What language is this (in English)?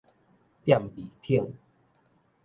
Min Nan Chinese